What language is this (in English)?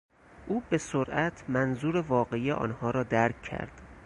Persian